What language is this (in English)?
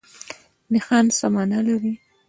Pashto